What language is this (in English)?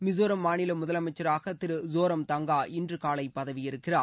Tamil